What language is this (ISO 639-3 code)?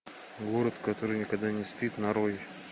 rus